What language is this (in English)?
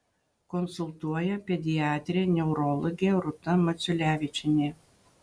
Lithuanian